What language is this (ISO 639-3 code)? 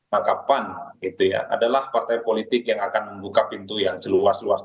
ind